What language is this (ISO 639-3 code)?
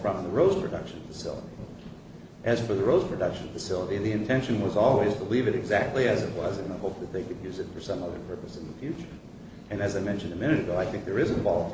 eng